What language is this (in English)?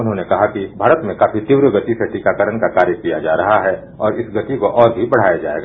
Hindi